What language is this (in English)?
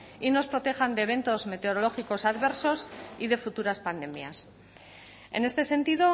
Spanish